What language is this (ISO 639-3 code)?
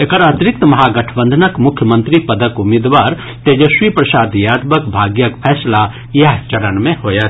mai